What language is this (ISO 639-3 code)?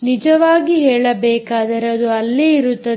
kan